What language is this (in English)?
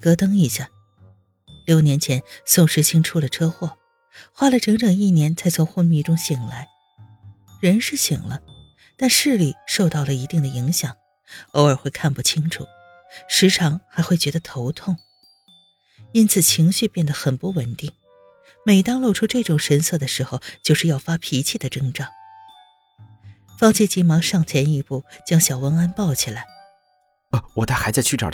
Chinese